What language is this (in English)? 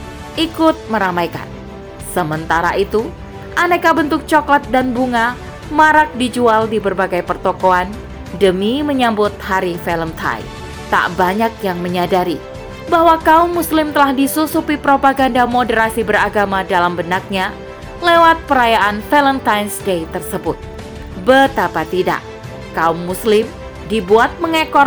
Indonesian